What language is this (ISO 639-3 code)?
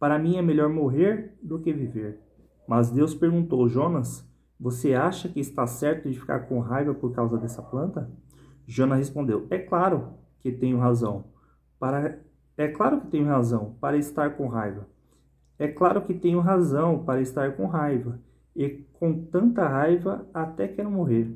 por